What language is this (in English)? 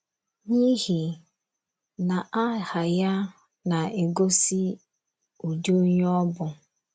Igbo